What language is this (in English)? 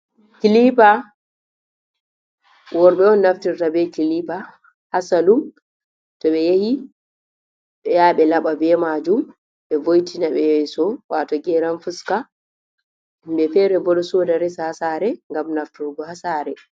Fula